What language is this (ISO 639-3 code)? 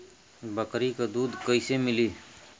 bho